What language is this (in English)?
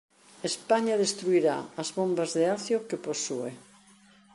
Galician